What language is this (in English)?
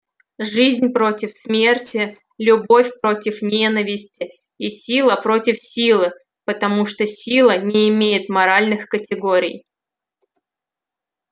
Russian